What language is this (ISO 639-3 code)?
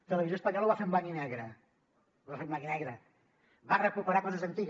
cat